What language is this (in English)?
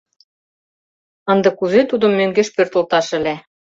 Mari